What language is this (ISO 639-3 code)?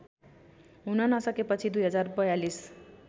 nep